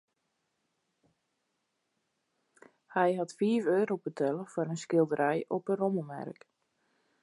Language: Western Frisian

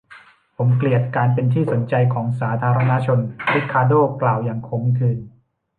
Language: Thai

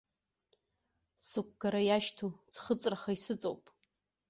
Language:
Abkhazian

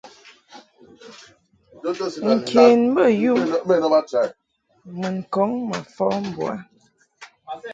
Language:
Mungaka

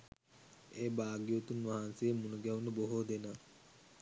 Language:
Sinhala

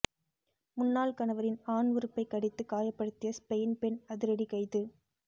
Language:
Tamil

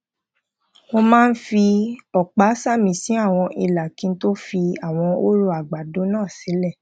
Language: Yoruba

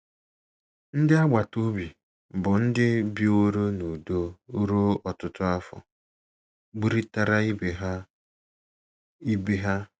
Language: Igbo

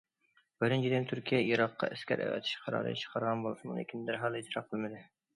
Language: Uyghur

